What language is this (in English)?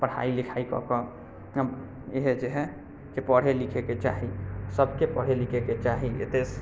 Maithili